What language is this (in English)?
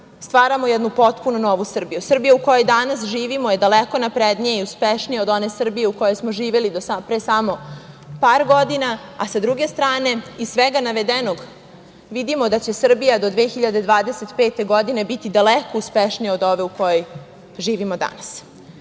Serbian